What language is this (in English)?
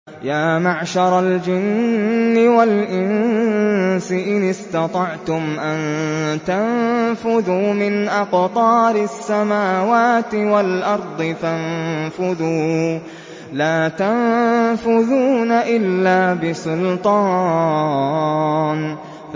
Arabic